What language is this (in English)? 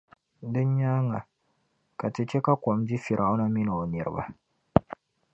Dagbani